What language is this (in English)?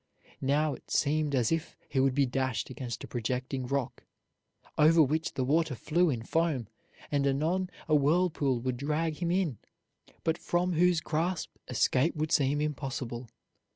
English